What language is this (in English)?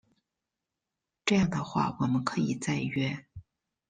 Chinese